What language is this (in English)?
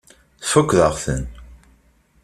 Kabyle